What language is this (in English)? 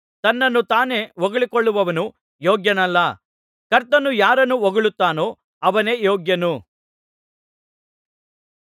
Kannada